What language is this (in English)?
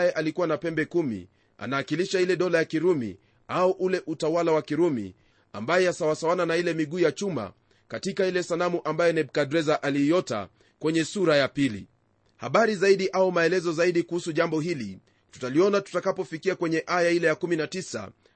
Swahili